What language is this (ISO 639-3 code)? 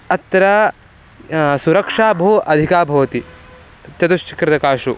san